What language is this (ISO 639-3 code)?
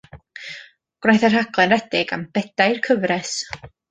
cym